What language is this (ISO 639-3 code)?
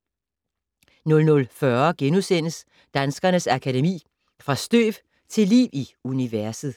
dan